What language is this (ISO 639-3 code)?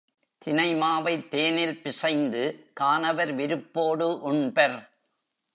tam